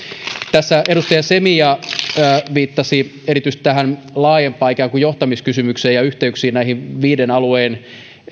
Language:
Finnish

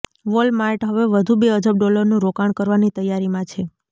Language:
Gujarati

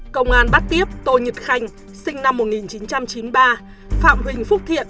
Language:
Vietnamese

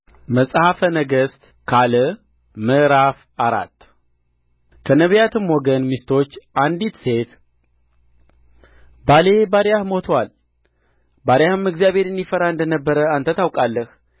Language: Amharic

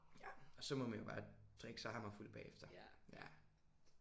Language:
Danish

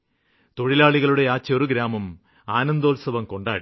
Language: Malayalam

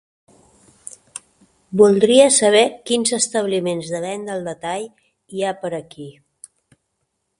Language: Catalan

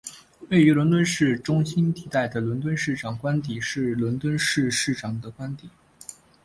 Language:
Chinese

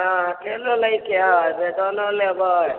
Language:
Maithili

